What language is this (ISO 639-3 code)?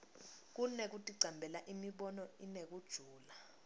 ssw